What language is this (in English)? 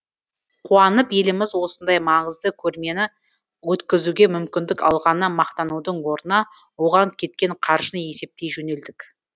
Kazakh